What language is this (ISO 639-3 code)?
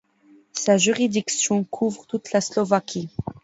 fra